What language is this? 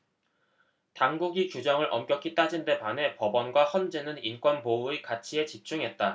Korean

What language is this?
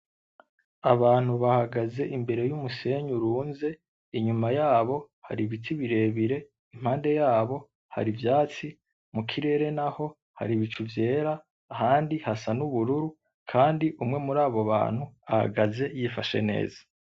Rundi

